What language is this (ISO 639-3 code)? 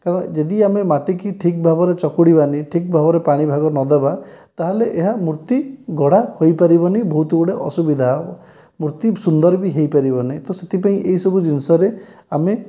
ori